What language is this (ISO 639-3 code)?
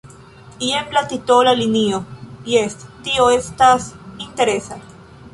epo